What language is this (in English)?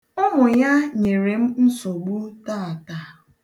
Igbo